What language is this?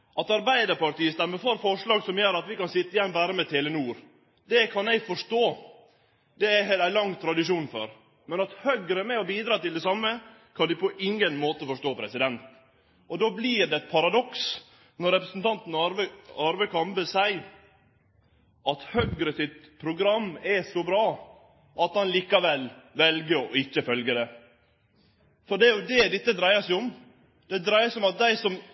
Norwegian Nynorsk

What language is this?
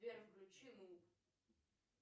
Russian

